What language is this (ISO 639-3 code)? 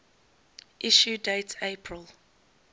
eng